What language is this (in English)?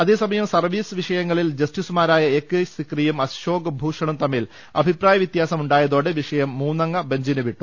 Malayalam